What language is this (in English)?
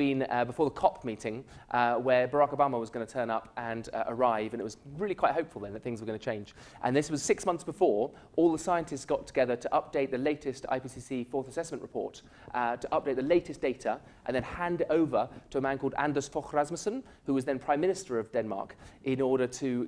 English